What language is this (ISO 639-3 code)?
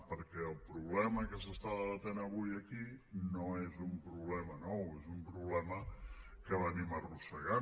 cat